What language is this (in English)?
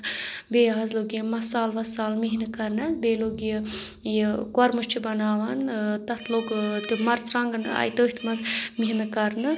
Kashmiri